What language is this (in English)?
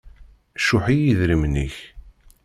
Kabyle